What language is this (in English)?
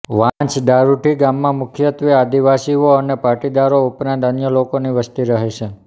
Gujarati